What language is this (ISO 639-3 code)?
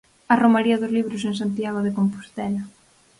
glg